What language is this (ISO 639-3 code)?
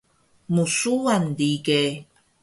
trv